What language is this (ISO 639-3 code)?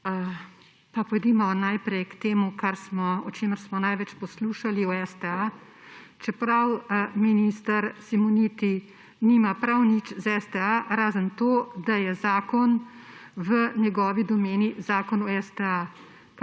slv